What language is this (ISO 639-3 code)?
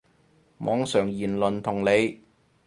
yue